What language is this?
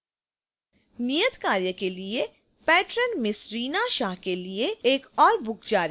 Hindi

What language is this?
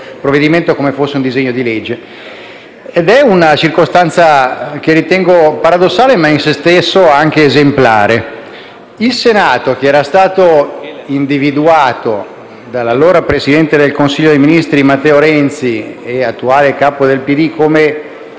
Italian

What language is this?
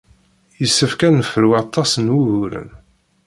Kabyle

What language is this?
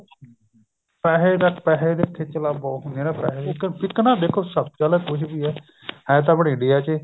Punjabi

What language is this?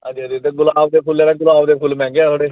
Dogri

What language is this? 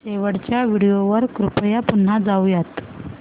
Marathi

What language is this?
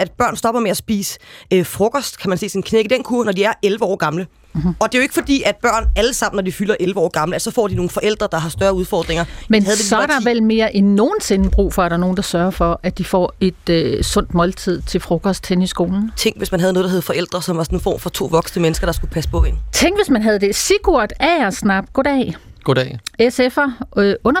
Danish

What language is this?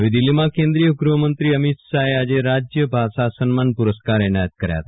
Gujarati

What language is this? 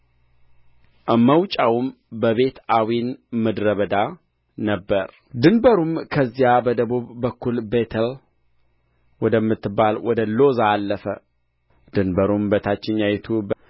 Amharic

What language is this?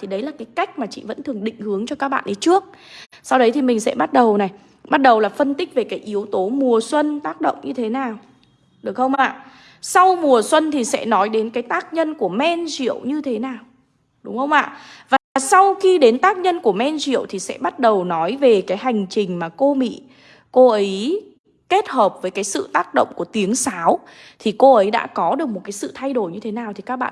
Vietnamese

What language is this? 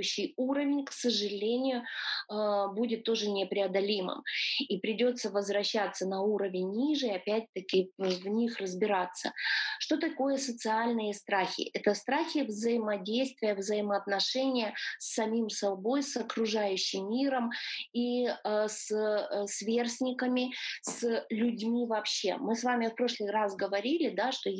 Russian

